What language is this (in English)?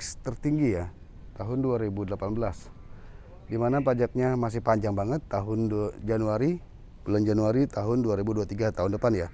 Indonesian